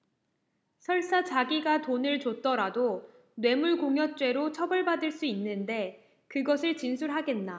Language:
Korean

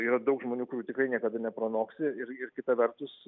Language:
Lithuanian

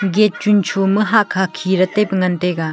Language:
Wancho Naga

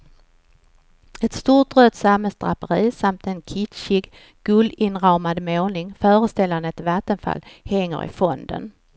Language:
Swedish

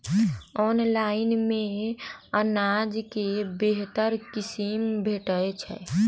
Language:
Maithili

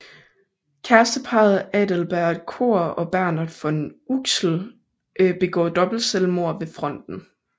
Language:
Danish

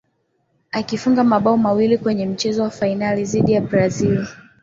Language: Swahili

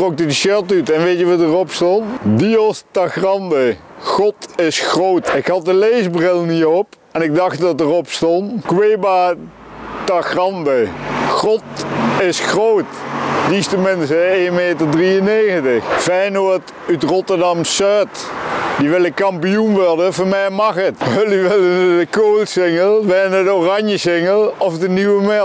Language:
Dutch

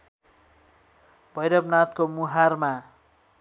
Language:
Nepali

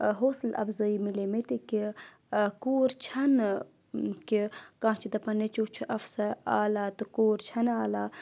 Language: Kashmiri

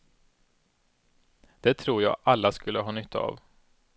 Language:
Swedish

